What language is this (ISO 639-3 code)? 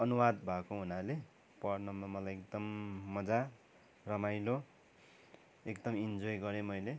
nep